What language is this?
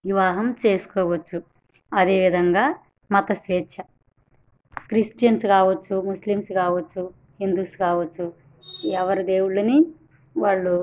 Telugu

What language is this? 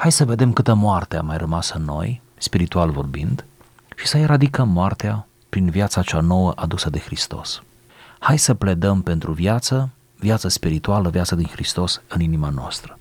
Romanian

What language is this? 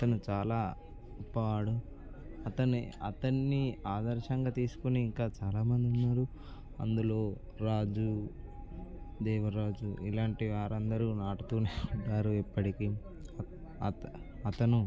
Telugu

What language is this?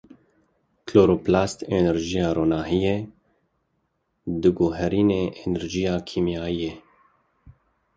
Kurdish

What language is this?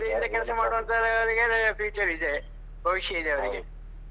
Kannada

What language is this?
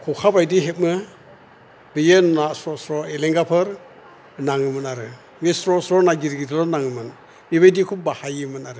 Bodo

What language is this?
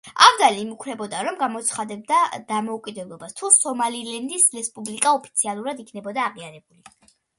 Georgian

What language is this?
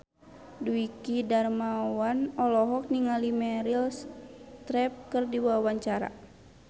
Sundanese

